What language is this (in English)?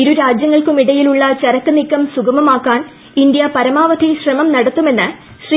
Malayalam